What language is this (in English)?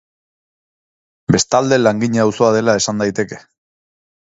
Basque